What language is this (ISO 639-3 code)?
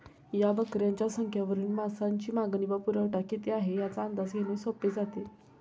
mar